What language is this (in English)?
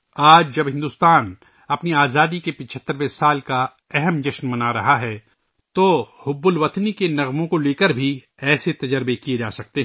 Urdu